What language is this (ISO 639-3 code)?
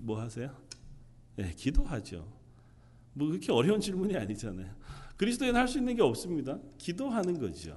kor